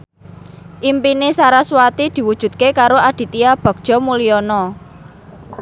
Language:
Javanese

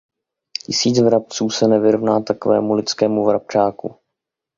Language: Czech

